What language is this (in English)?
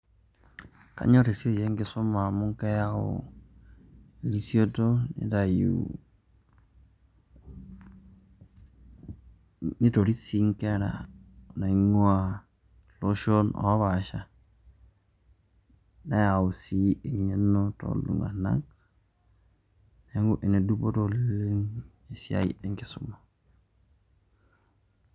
Masai